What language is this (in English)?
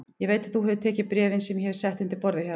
Icelandic